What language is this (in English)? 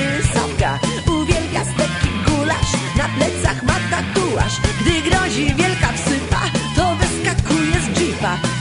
English